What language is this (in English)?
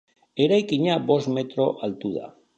Basque